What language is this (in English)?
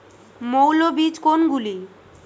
Bangla